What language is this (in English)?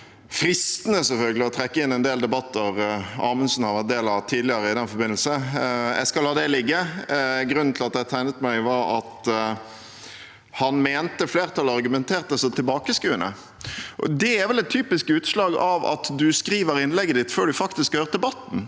Norwegian